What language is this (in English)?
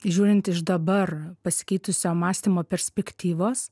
Lithuanian